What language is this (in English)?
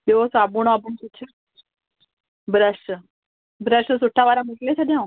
Sindhi